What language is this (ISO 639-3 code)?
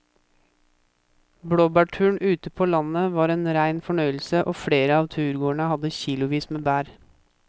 nor